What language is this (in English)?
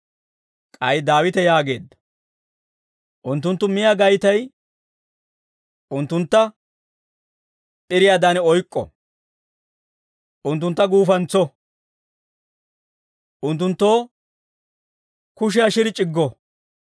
Dawro